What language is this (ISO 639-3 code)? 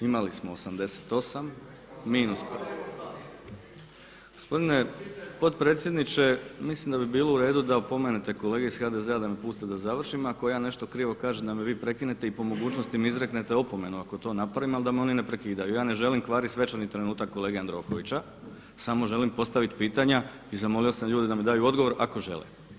hrv